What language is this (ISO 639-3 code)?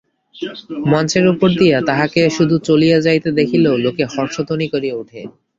ben